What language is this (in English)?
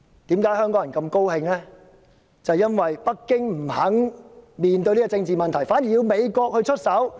Cantonese